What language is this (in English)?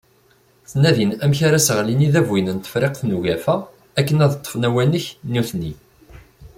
Kabyle